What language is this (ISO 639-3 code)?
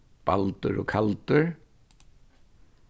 fao